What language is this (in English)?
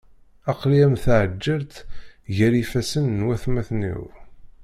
Kabyle